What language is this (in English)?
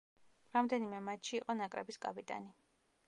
Georgian